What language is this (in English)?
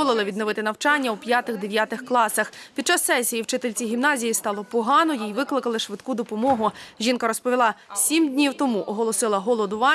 Ukrainian